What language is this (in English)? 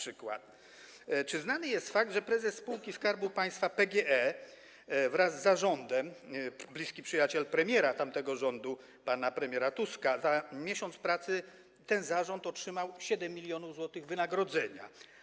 Polish